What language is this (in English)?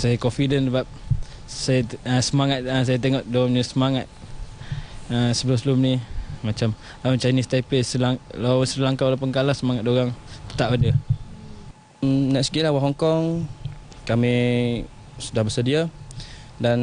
Malay